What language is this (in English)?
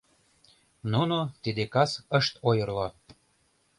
Mari